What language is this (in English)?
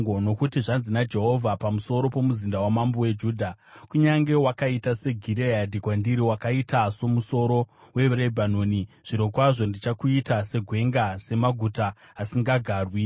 Shona